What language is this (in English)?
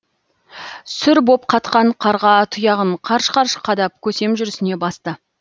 Kazakh